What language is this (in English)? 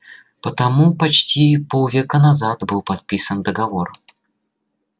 Russian